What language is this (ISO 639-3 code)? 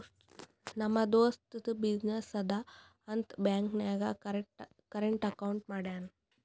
kan